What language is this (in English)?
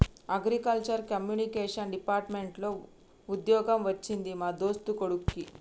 Telugu